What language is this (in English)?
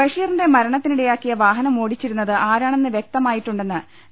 Malayalam